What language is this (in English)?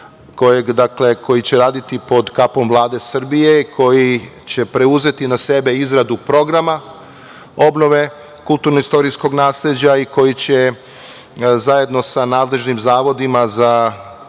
Serbian